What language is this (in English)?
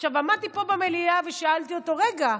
Hebrew